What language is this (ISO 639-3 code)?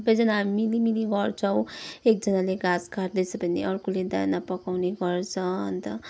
nep